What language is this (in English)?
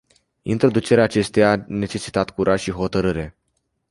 Romanian